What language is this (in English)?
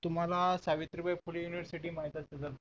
Marathi